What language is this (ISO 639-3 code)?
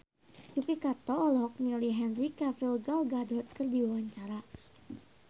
sun